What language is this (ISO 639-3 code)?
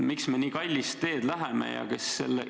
est